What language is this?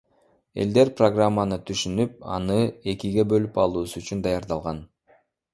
Kyrgyz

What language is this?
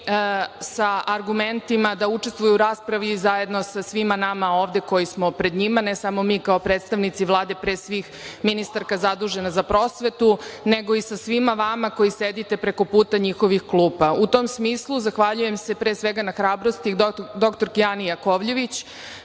Serbian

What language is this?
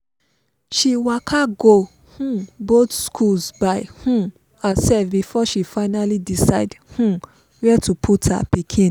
Nigerian Pidgin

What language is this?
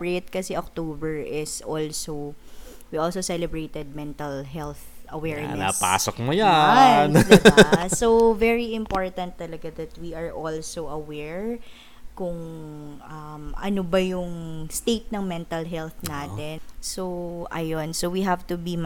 Filipino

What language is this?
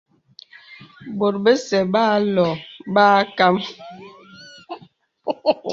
Bebele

